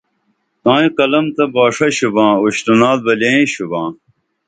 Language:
Dameli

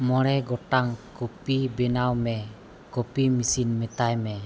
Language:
Santali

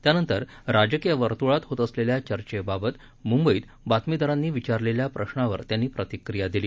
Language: Marathi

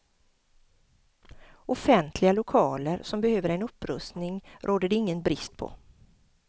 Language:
Swedish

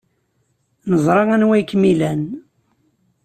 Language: Kabyle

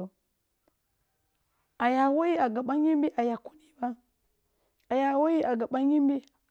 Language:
Kulung (Nigeria)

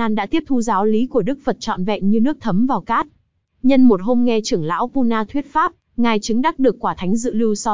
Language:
Vietnamese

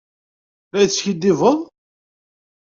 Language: Kabyle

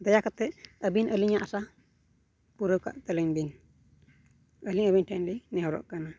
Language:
Santali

